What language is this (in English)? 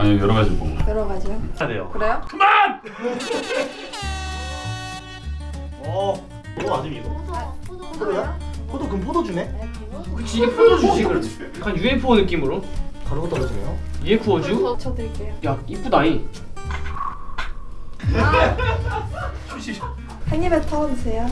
Korean